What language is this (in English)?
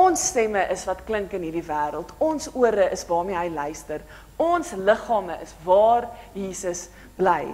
Dutch